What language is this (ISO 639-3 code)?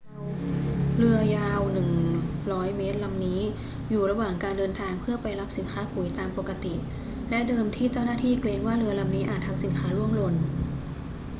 tha